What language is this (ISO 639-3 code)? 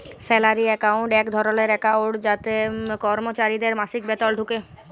ben